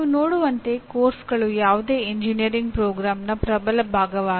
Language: Kannada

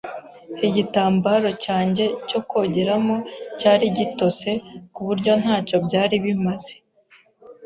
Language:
Kinyarwanda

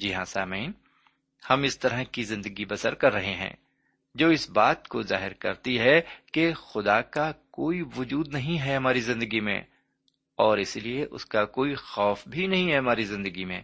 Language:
Urdu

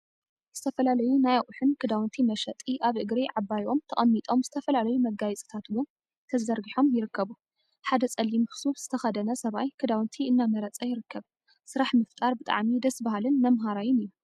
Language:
Tigrinya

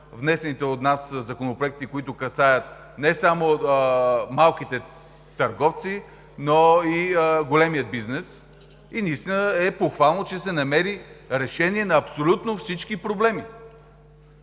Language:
Bulgarian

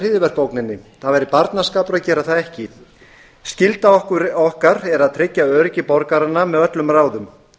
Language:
Icelandic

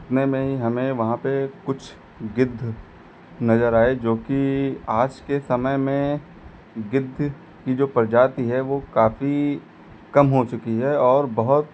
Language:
Hindi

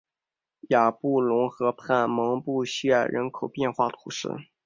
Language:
Chinese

